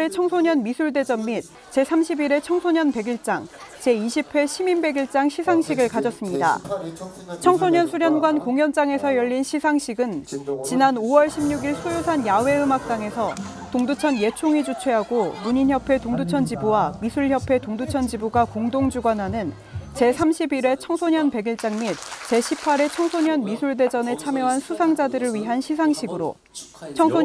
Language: Korean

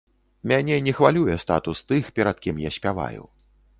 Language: Belarusian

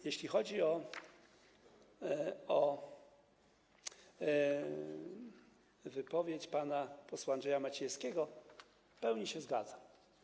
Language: Polish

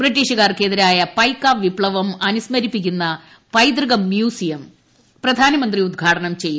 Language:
Malayalam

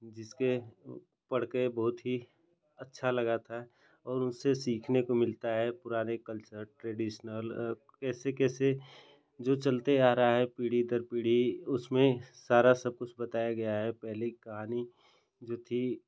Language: Hindi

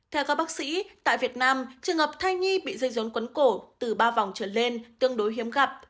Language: Vietnamese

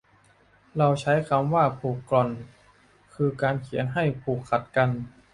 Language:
Thai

